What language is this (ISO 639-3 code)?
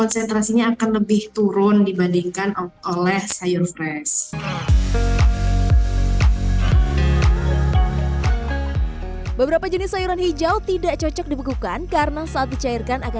ind